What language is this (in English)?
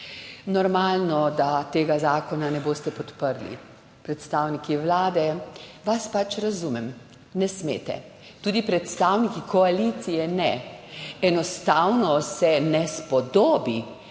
Slovenian